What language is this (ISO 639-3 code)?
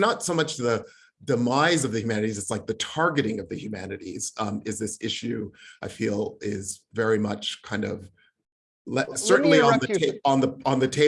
eng